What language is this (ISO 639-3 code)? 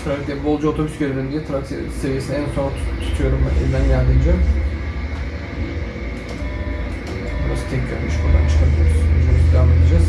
tur